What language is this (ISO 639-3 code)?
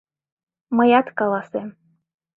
chm